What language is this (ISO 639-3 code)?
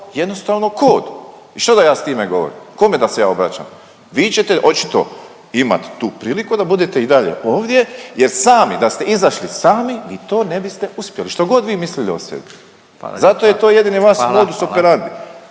hrv